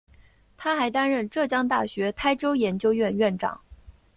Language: Chinese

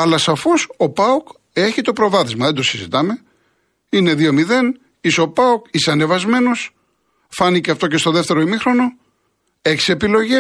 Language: Greek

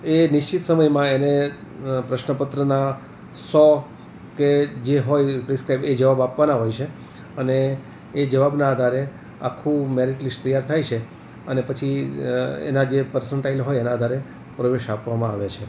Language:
Gujarati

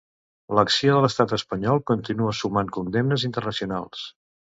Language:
Catalan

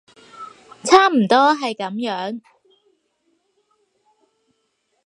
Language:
Cantonese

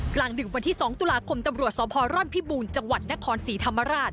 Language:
Thai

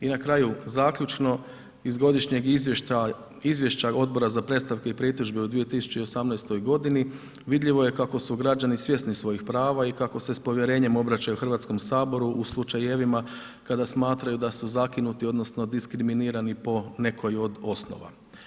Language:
Croatian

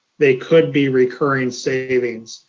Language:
English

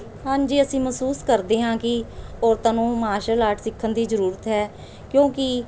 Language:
Punjabi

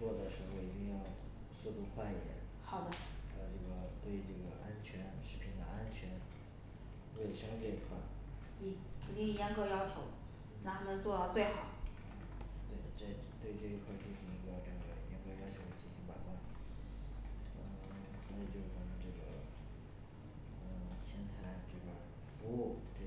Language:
Chinese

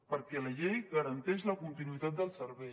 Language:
Catalan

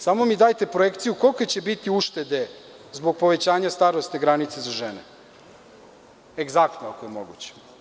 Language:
Serbian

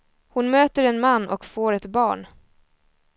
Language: Swedish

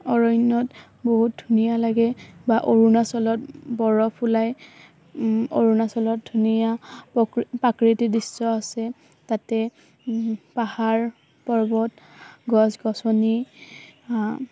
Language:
Assamese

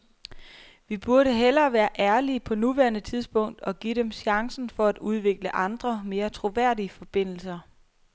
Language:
Danish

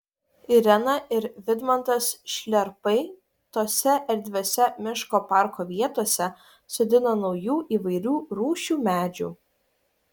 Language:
Lithuanian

